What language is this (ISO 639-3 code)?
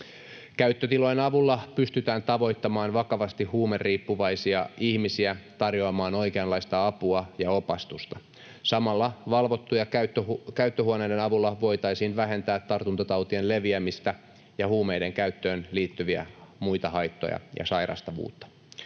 fin